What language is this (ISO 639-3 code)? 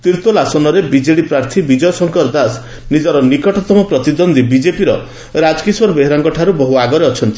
ori